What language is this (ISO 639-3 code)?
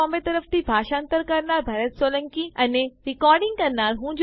guj